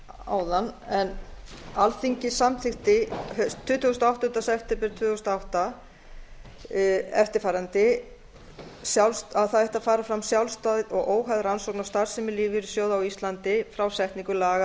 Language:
Icelandic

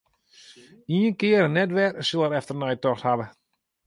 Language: Western Frisian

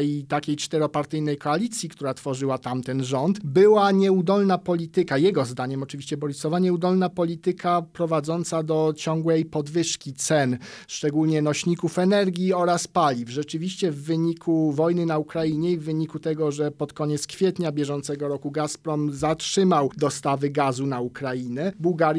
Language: Polish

